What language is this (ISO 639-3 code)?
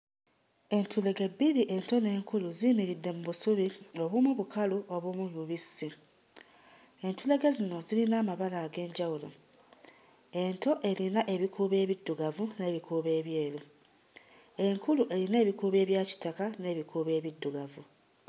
lug